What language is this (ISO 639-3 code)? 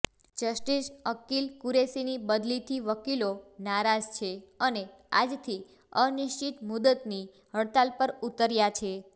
guj